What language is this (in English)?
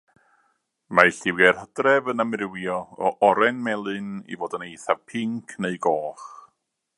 Welsh